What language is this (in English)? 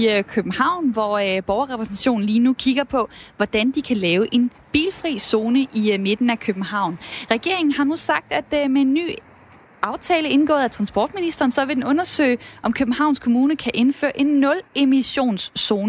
Danish